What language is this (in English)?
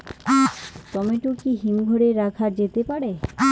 Bangla